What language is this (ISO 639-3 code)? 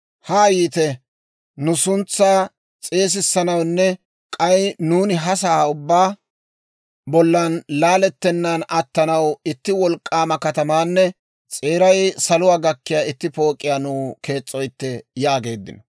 dwr